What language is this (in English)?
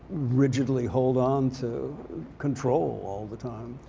English